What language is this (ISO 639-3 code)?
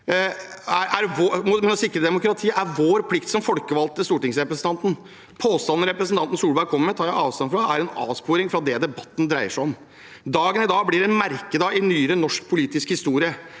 nor